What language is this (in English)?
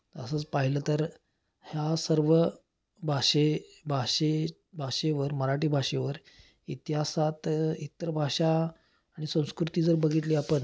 Marathi